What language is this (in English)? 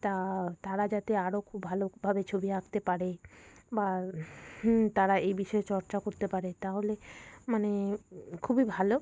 Bangla